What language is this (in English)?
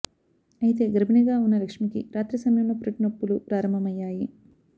Telugu